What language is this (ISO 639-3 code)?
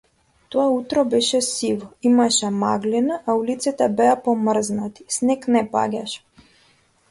mkd